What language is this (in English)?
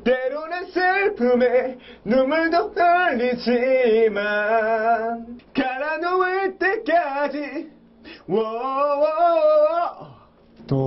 Korean